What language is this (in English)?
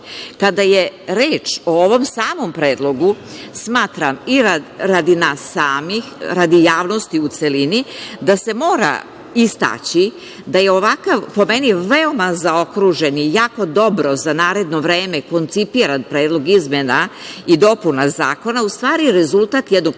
Serbian